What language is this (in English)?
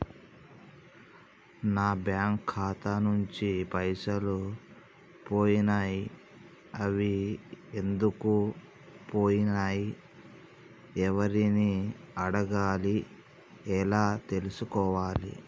Telugu